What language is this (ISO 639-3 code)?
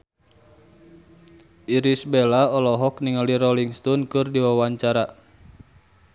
sun